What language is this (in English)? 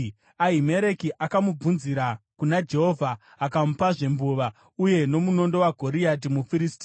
Shona